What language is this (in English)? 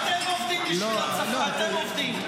Hebrew